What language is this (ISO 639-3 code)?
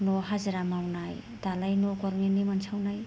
brx